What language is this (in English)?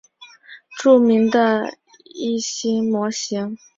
Chinese